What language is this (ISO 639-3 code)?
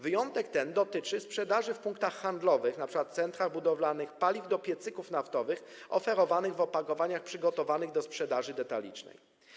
pol